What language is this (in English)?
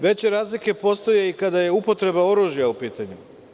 Serbian